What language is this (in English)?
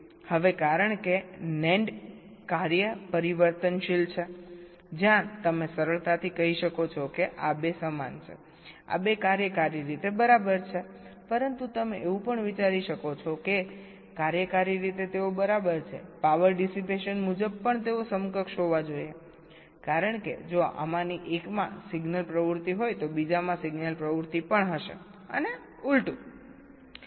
Gujarati